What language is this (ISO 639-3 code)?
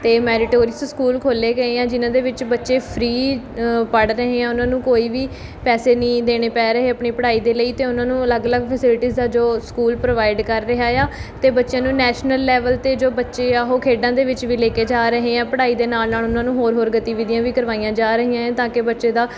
pan